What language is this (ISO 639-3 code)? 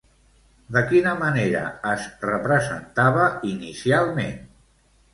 cat